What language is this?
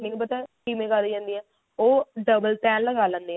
Punjabi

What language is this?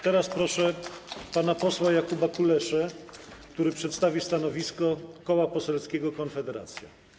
Polish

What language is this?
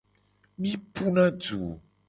Gen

